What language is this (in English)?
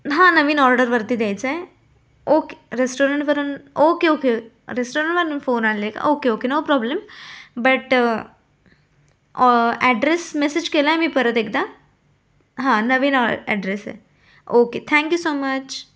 Marathi